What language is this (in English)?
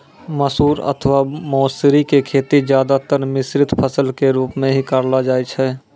Maithili